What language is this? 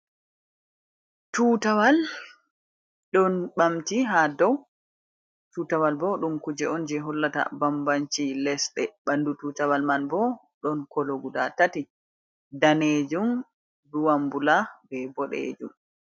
Fula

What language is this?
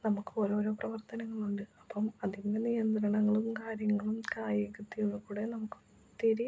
Malayalam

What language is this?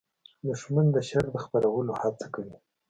Pashto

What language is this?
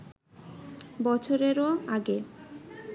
Bangla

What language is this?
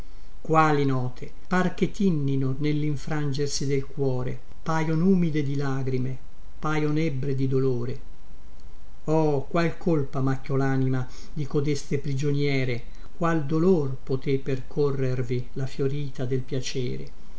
Italian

